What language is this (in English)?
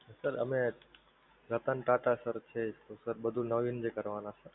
Gujarati